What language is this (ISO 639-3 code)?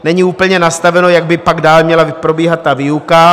ces